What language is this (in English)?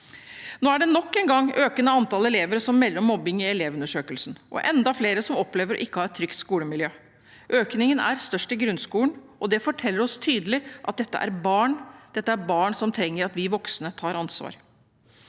Norwegian